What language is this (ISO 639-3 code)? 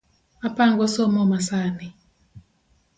luo